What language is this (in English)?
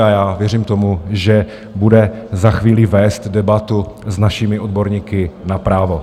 Czech